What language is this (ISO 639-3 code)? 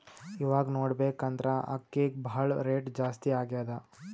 kan